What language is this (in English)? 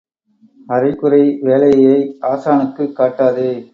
Tamil